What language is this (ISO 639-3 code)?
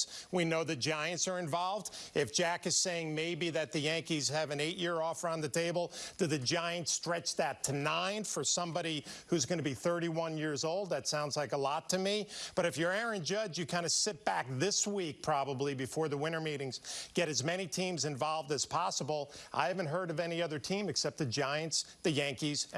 eng